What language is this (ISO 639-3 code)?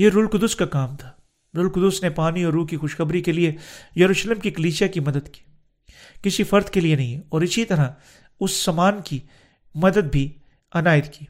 urd